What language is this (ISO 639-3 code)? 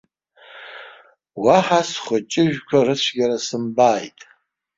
abk